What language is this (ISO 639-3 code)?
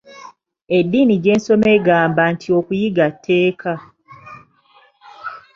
lug